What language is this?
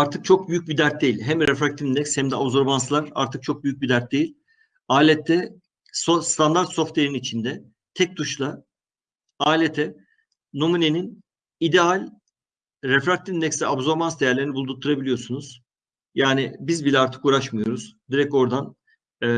Turkish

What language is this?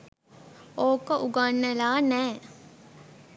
Sinhala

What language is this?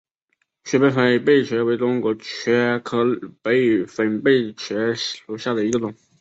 Chinese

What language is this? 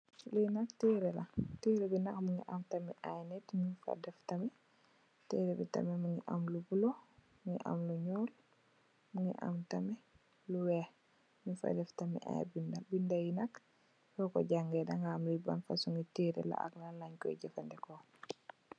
Wolof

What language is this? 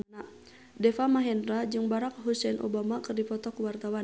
Sundanese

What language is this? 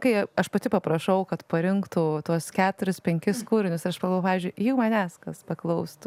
Lithuanian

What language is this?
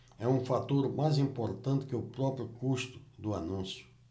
Portuguese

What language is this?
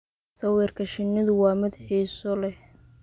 Somali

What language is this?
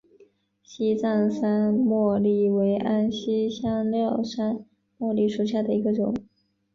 Chinese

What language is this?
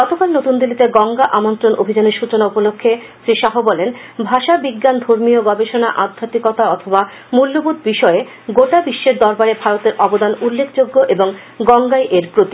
Bangla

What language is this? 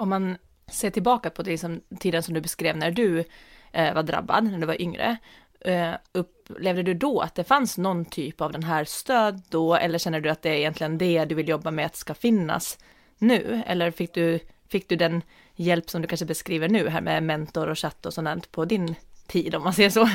Swedish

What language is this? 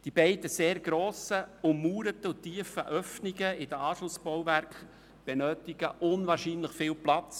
Swiss German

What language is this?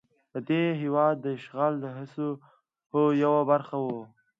Pashto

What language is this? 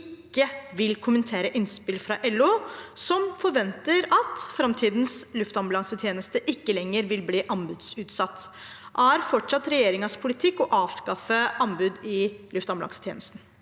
Norwegian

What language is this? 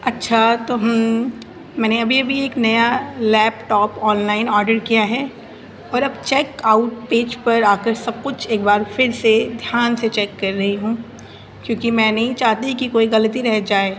Urdu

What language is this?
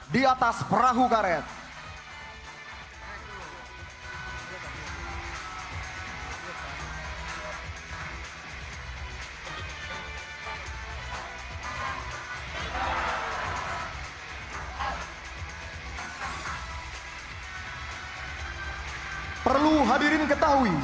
Indonesian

